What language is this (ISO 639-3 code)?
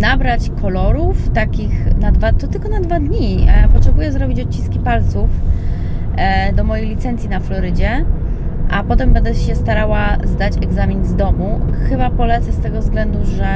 pol